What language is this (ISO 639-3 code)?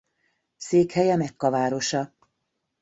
hun